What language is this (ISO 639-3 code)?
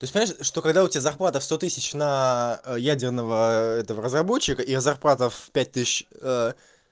rus